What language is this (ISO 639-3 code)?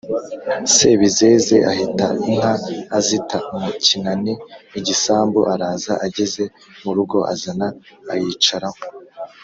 kin